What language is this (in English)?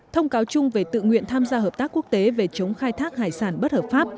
Vietnamese